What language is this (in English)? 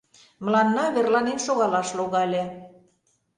Mari